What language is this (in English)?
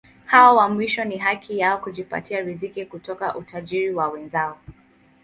Swahili